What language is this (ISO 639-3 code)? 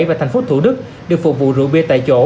vie